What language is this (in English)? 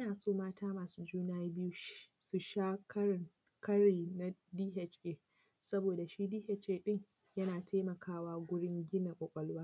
Hausa